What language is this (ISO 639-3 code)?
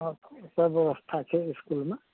mai